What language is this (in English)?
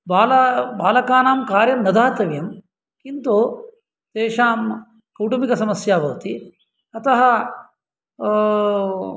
Sanskrit